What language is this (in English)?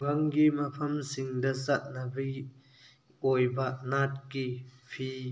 Manipuri